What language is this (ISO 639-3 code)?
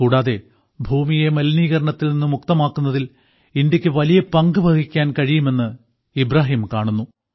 mal